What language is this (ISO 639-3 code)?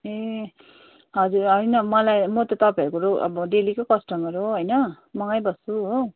nep